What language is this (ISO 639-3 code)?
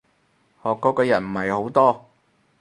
yue